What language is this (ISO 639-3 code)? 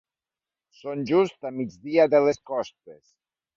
cat